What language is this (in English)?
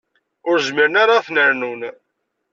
Kabyle